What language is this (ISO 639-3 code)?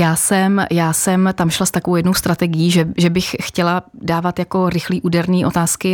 ces